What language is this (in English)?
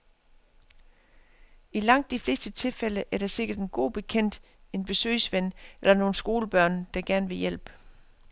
Danish